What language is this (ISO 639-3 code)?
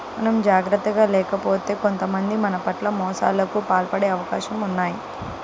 tel